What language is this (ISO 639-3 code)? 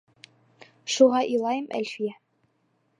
bak